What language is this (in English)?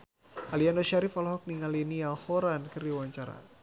Sundanese